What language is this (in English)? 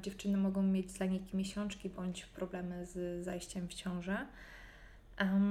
Polish